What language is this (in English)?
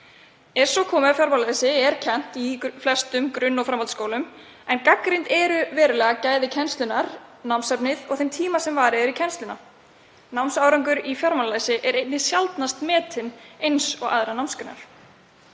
Icelandic